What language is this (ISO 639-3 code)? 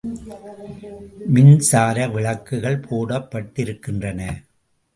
tam